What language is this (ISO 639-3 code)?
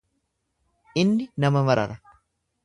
orm